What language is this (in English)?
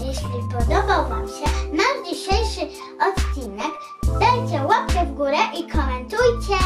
Polish